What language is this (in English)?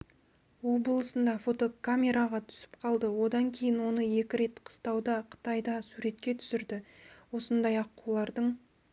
Kazakh